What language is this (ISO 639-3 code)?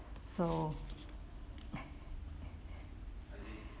eng